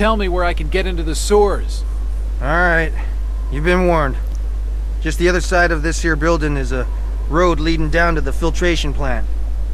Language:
Polish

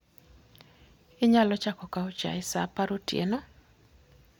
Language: Luo (Kenya and Tanzania)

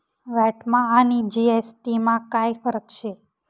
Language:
Marathi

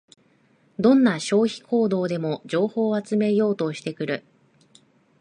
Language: Japanese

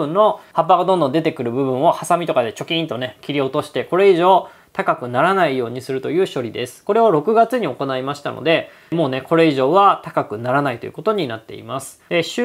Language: Japanese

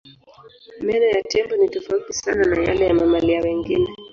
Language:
Swahili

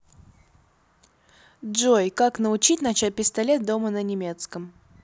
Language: Russian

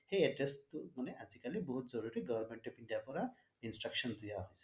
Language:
Assamese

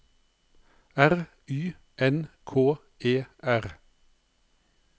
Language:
Norwegian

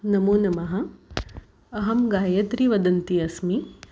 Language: Sanskrit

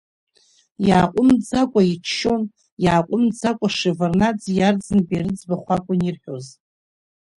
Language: Abkhazian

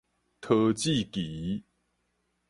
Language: Min Nan Chinese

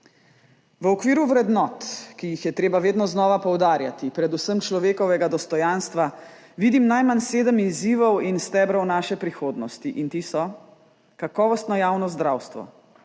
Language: Slovenian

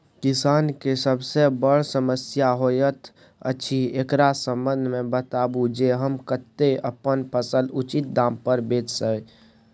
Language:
Maithili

